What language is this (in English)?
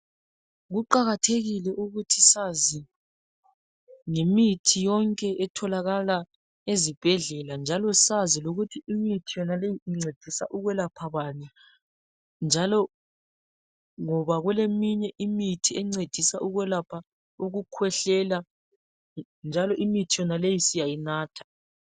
North Ndebele